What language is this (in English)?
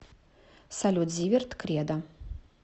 Russian